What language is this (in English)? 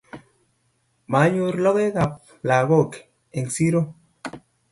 Kalenjin